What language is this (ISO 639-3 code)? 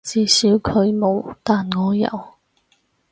yue